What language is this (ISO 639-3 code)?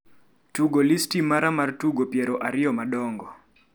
luo